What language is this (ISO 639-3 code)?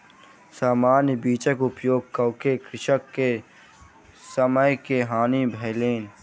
mai